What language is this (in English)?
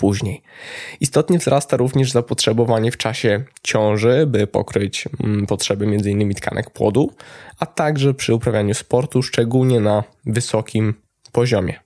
Polish